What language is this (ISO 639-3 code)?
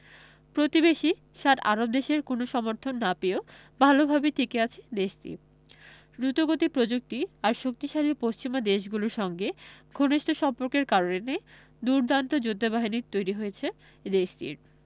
ben